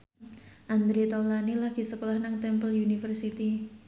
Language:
Javanese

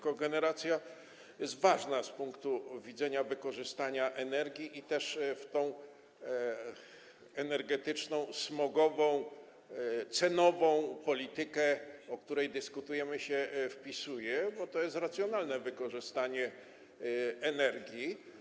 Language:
Polish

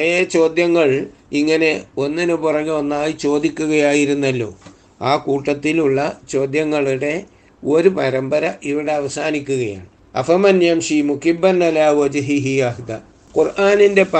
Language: Malayalam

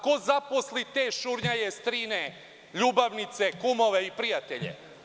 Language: Serbian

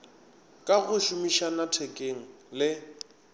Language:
Northern Sotho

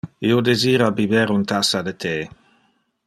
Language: Interlingua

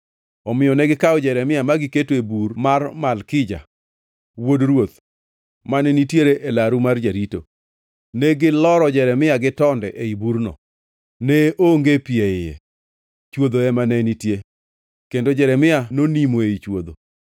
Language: Luo (Kenya and Tanzania)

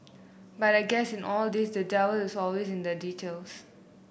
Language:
English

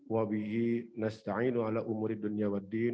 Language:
Indonesian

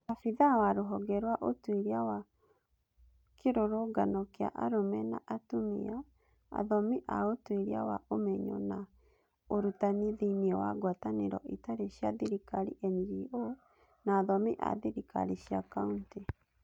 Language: Kikuyu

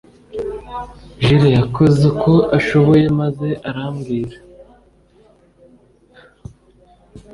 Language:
Kinyarwanda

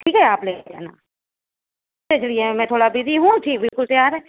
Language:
Urdu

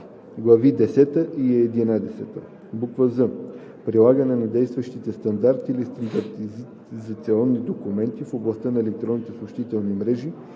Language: Bulgarian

